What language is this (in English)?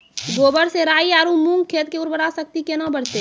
Maithili